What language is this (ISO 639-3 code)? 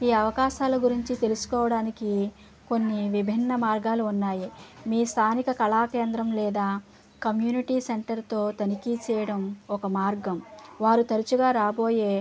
tel